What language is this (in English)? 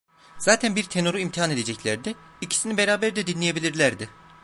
Turkish